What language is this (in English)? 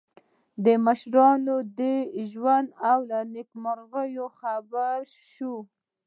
Pashto